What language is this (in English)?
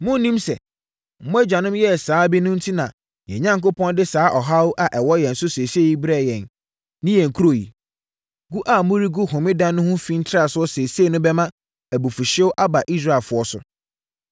Akan